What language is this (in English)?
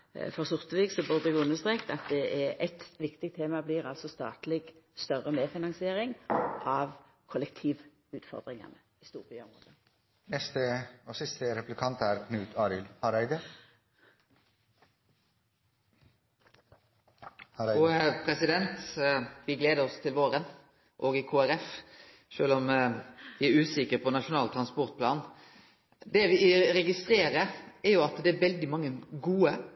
Norwegian Nynorsk